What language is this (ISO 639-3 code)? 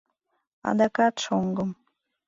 chm